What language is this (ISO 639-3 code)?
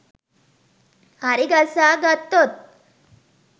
sin